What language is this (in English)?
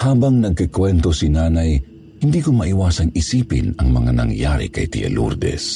Filipino